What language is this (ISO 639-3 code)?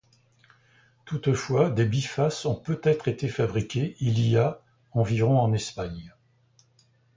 fra